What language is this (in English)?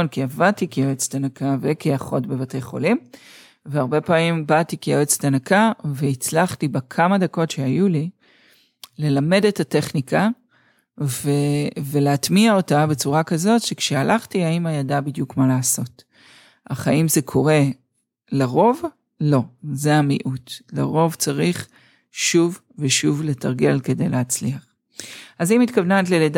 Hebrew